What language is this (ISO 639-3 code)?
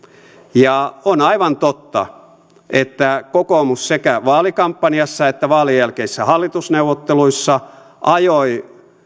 fin